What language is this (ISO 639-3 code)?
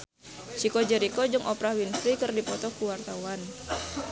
sun